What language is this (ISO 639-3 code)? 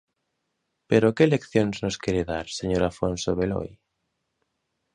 glg